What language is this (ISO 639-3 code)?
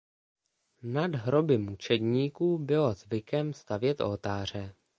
ces